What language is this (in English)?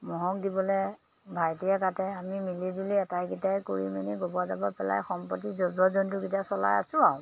Assamese